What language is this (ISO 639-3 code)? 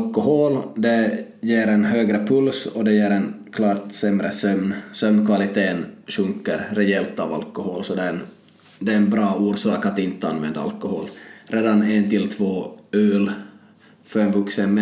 swe